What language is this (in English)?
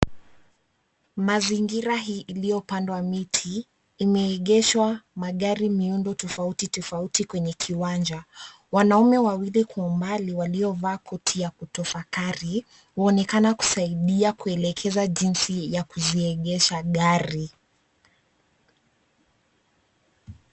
Swahili